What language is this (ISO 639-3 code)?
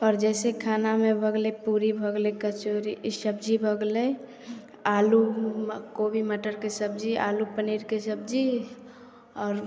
mai